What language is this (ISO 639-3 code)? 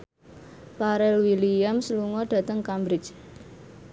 jav